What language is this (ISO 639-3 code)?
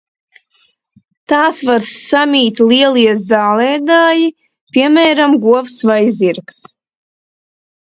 lav